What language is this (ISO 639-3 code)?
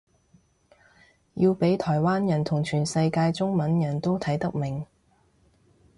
yue